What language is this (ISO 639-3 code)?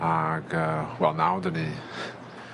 cym